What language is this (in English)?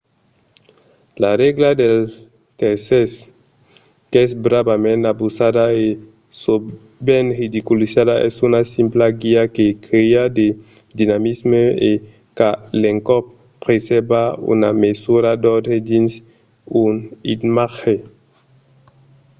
Occitan